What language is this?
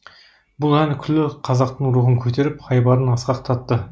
Kazakh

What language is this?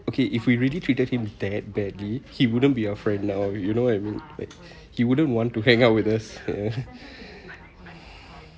English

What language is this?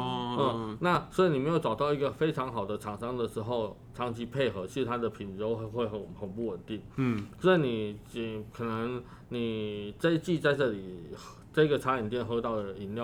Chinese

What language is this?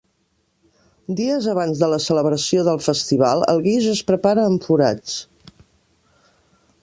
Catalan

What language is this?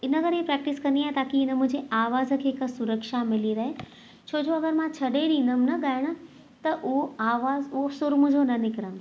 Sindhi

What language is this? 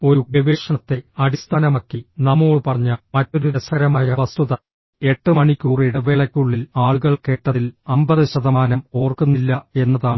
Malayalam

